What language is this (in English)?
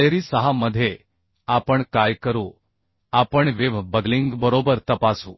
Marathi